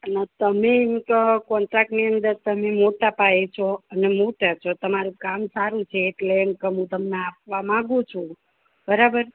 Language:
Gujarati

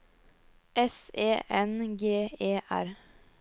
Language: Norwegian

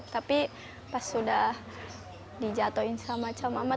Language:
Indonesian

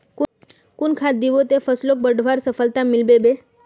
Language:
Magahi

